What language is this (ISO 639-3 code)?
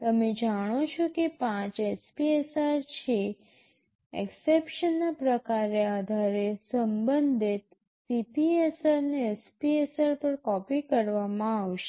guj